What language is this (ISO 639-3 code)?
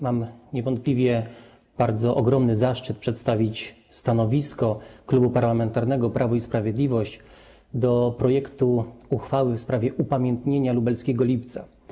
pol